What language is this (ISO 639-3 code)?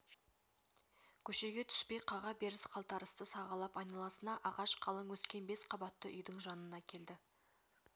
kaz